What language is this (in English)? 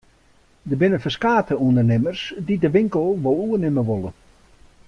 Western Frisian